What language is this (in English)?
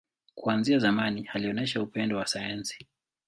Swahili